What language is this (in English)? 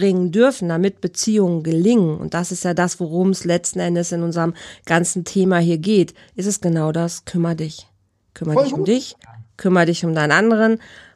German